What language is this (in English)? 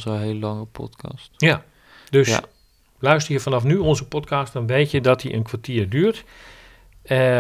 Dutch